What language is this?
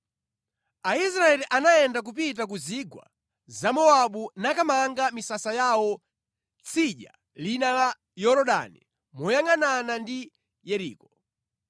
Nyanja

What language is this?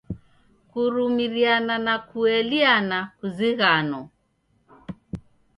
Taita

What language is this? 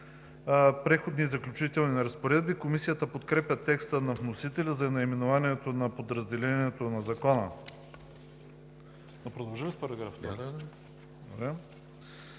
Bulgarian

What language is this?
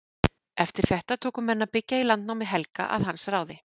Icelandic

